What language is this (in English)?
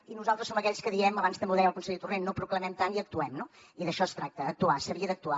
Catalan